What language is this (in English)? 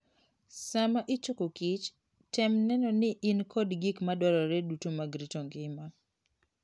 Luo (Kenya and Tanzania)